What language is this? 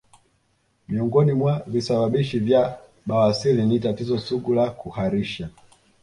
Swahili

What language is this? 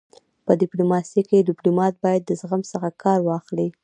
Pashto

